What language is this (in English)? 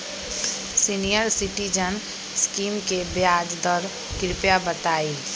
Magahi